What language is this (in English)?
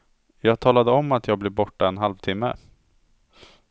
Swedish